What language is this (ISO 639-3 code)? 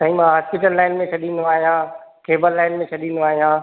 snd